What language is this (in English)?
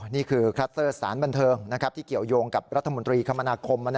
Thai